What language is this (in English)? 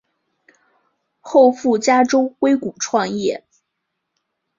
Chinese